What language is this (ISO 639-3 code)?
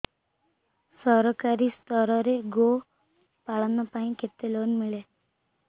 ori